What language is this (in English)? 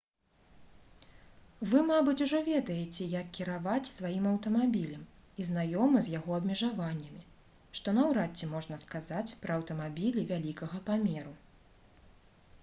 Belarusian